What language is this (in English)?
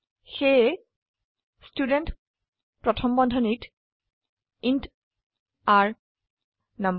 Assamese